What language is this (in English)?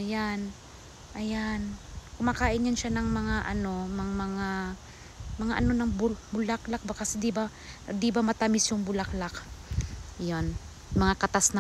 Filipino